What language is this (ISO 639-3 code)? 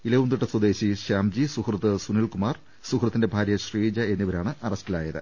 mal